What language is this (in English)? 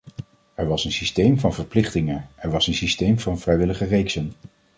Dutch